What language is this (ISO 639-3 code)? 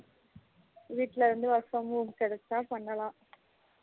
tam